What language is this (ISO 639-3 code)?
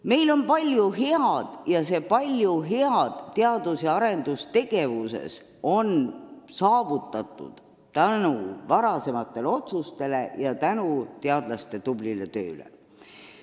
est